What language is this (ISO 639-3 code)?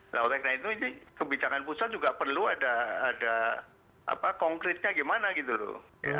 ind